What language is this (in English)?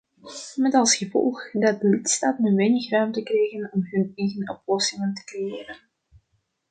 Dutch